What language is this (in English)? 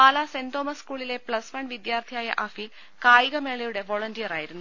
Malayalam